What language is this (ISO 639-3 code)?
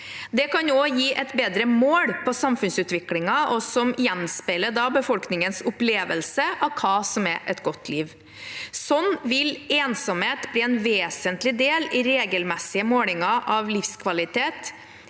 nor